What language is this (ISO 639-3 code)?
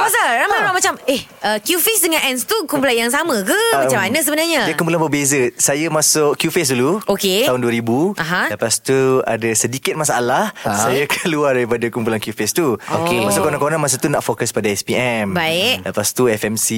msa